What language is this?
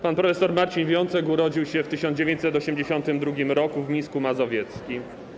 Polish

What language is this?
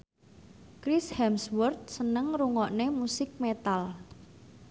Javanese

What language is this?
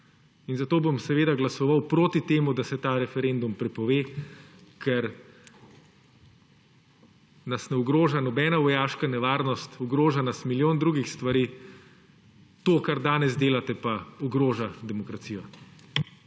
Slovenian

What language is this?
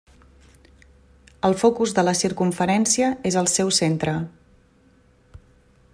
Catalan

